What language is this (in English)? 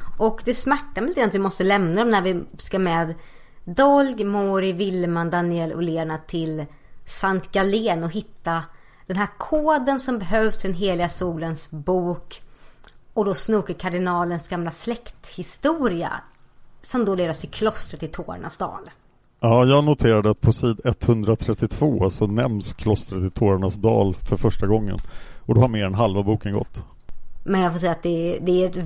Swedish